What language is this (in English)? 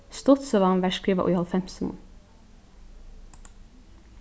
Faroese